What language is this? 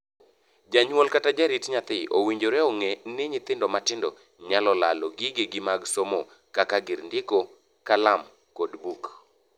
Luo (Kenya and Tanzania)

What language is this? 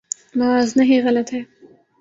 Urdu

